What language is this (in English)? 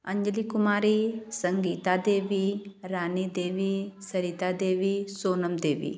Hindi